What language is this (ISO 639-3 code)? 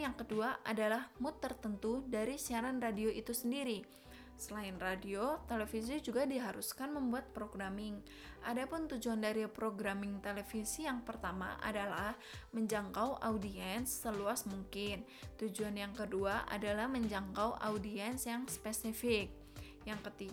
ind